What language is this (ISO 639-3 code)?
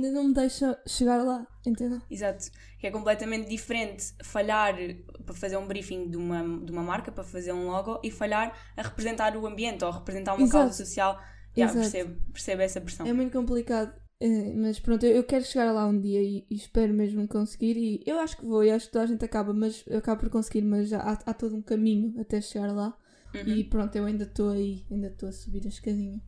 por